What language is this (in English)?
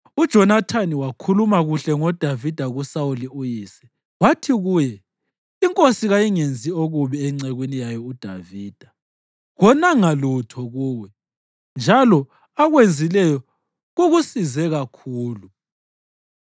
North Ndebele